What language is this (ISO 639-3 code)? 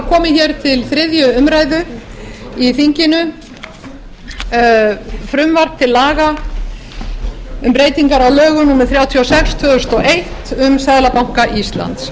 isl